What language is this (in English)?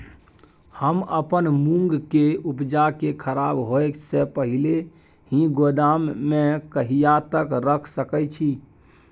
Maithili